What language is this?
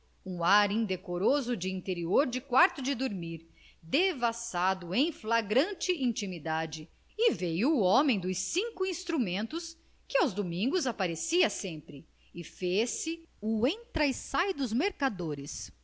Portuguese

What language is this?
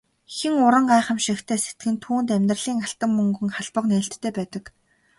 Mongolian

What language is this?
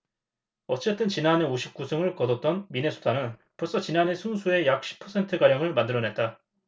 Korean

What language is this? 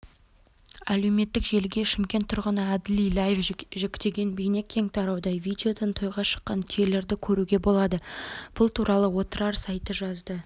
Kazakh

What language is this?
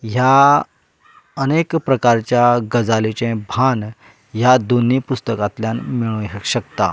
Konkani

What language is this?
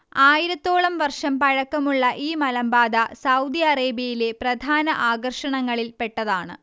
Malayalam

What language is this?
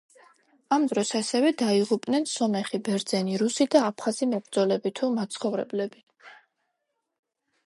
Georgian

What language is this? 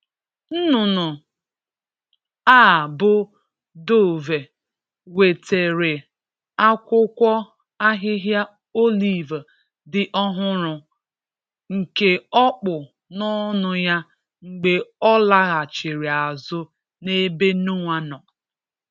Igbo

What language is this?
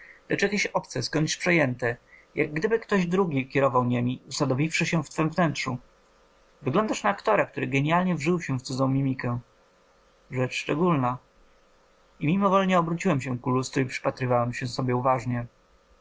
Polish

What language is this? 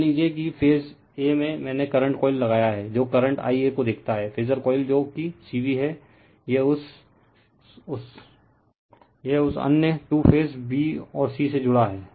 Hindi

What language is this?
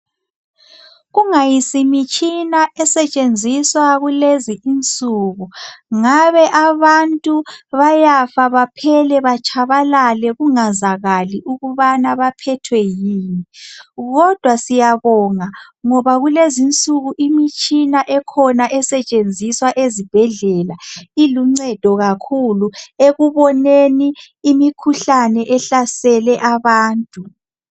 North Ndebele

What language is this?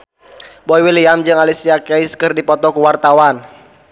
Sundanese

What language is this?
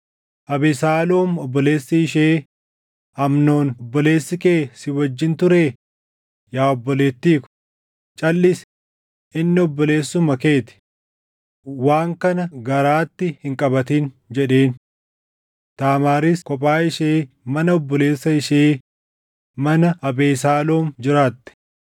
Oromo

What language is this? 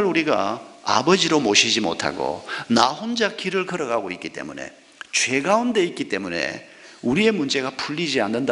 Korean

